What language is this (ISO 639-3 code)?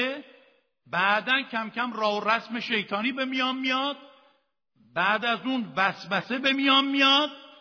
fas